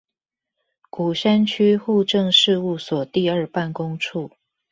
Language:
Chinese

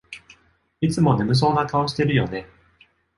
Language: Japanese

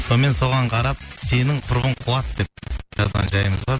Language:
Kazakh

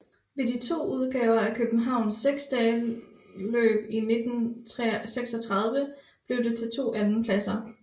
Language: Danish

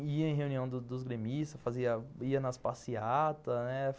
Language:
Portuguese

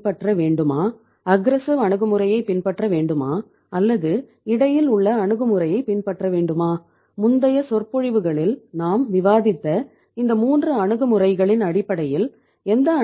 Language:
Tamil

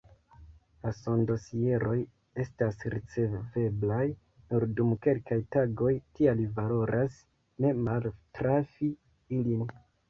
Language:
Esperanto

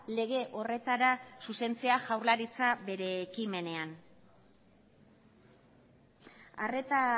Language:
Basque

